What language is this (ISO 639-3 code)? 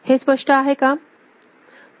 mar